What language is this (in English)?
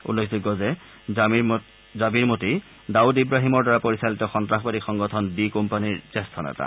Assamese